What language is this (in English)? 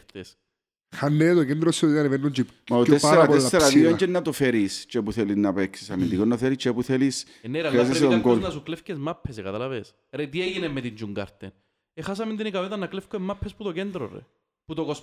Greek